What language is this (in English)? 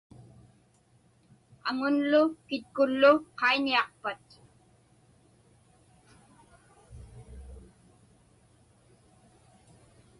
Inupiaq